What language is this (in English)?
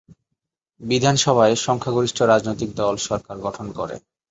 Bangla